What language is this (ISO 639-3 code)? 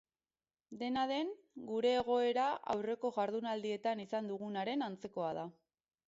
eus